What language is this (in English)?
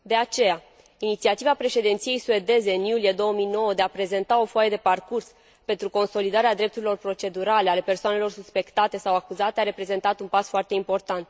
Romanian